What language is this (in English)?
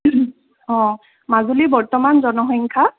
Assamese